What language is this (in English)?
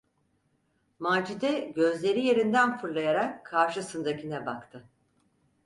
Turkish